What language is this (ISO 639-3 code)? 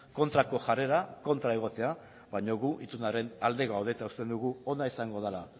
eus